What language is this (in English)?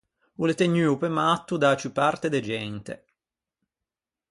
Ligurian